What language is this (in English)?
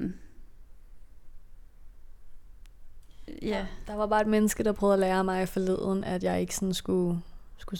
Danish